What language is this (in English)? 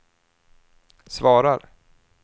Swedish